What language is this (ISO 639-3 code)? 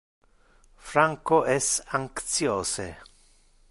ina